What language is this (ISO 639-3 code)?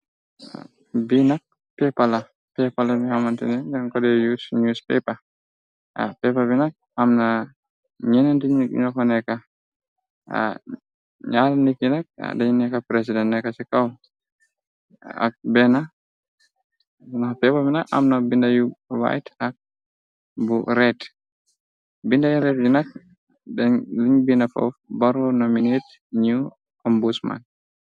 wol